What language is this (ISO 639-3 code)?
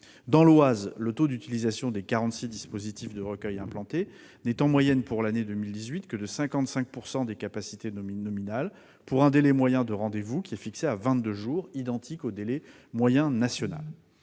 fra